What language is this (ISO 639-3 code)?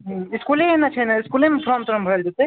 mai